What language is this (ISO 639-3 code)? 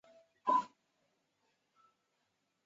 zho